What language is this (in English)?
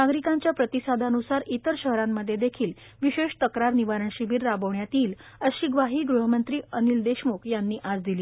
Marathi